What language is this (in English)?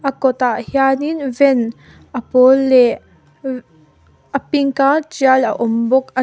Mizo